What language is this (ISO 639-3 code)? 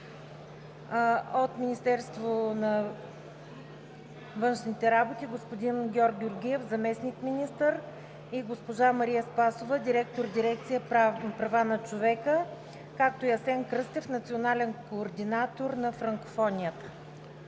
bul